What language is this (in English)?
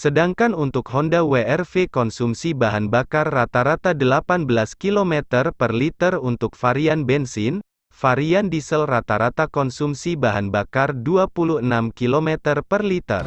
Indonesian